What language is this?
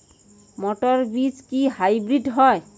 Bangla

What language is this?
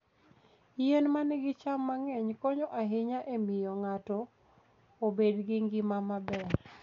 Luo (Kenya and Tanzania)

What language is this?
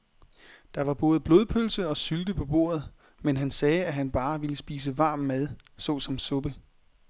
Danish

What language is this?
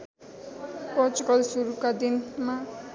Nepali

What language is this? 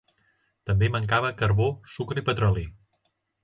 Catalan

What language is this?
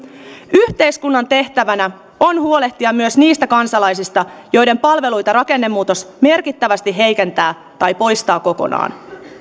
Finnish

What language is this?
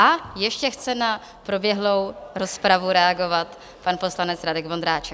Czech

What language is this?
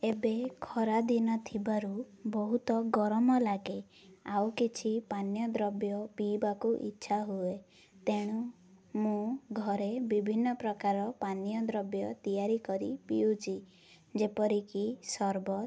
Odia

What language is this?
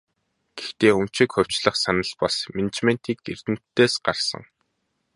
Mongolian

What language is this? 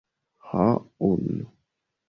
Esperanto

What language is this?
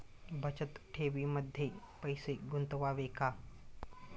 Marathi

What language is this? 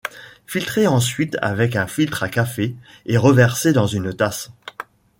French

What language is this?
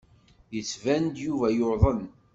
Kabyle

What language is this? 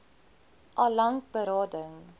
Afrikaans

